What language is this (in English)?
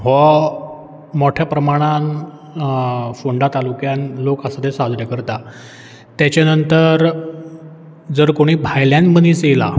Konkani